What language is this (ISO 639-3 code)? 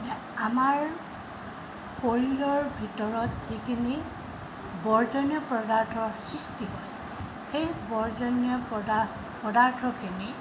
asm